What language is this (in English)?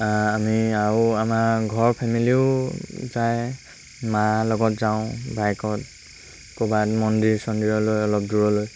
Assamese